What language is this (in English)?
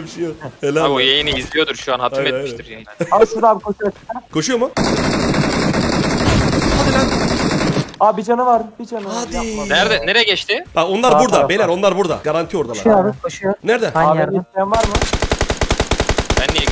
Turkish